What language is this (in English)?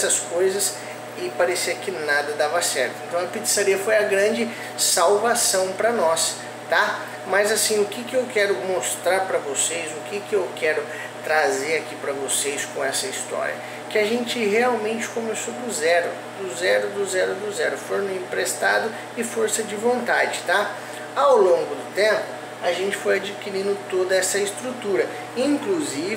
Portuguese